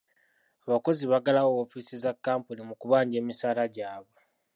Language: Ganda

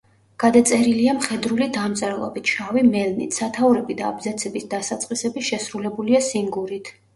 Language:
Georgian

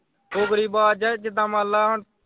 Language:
Punjabi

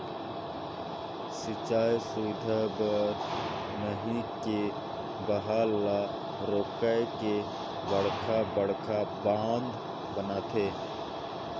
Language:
Chhattisgarhi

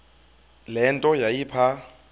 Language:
Xhosa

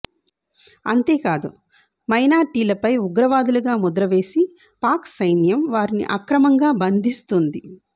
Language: Telugu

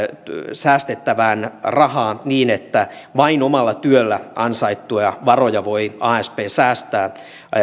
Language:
Finnish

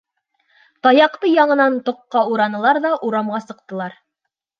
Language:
Bashkir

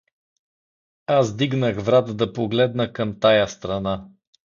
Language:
Bulgarian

